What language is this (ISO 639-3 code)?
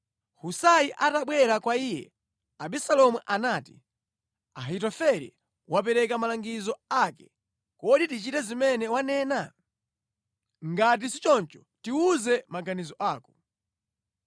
nya